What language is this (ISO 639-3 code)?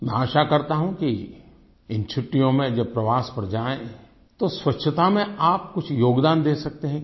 hin